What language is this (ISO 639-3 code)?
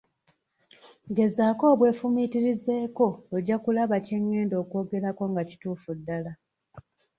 lug